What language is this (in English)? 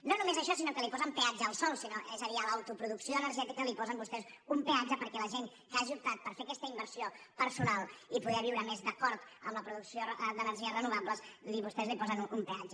Catalan